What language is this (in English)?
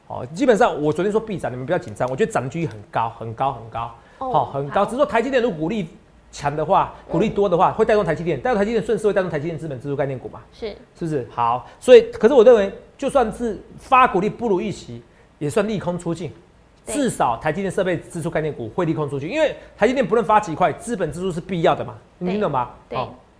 Chinese